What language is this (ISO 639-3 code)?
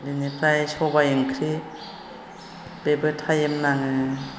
brx